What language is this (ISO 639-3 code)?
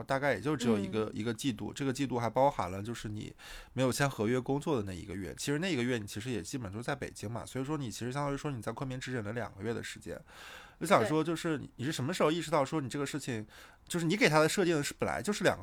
zho